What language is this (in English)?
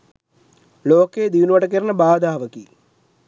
Sinhala